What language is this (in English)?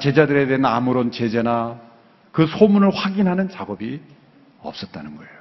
Korean